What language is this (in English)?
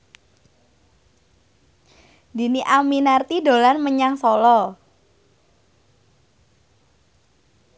Javanese